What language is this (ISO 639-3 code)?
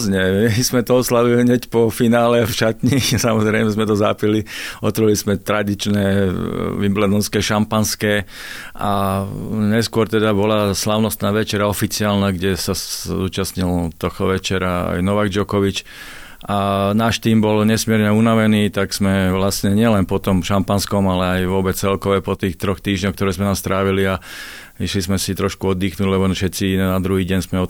slk